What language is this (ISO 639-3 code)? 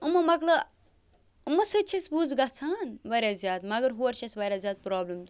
kas